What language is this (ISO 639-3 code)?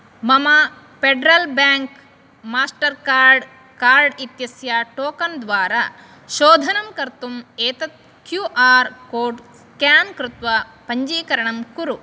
san